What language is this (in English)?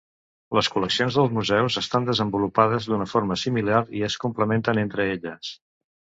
Catalan